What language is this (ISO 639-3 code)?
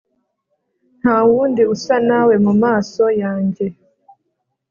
kin